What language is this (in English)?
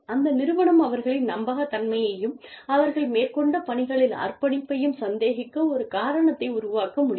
Tamil